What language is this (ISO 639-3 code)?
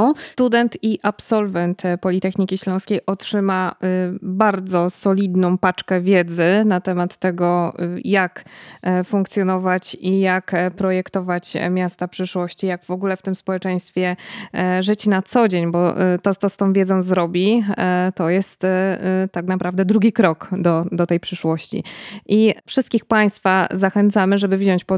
pol